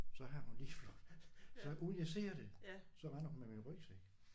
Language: Danish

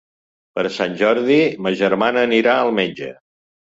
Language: Catalan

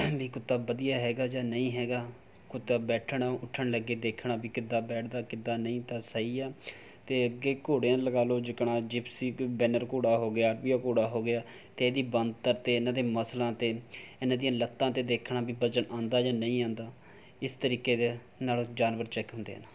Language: Punjabi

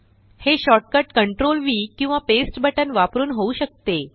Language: Marathi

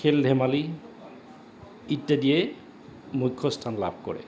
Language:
Assamese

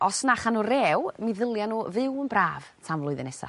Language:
Welsh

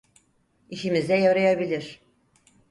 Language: Turkish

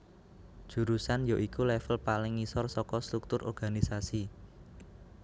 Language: Javanese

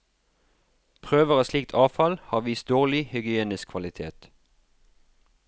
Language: Norwegian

